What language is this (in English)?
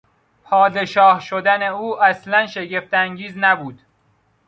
Persian